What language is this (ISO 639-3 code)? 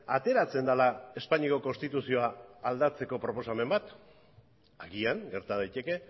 eus